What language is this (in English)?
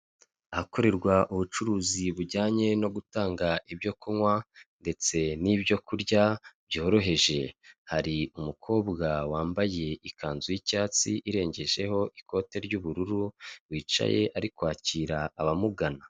Kinyarwanda